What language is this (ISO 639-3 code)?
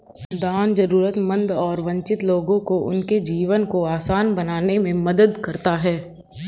hin